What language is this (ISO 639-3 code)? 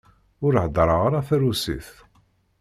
kab